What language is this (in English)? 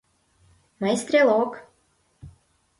Mari